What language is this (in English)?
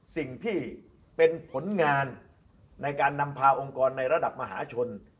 Thai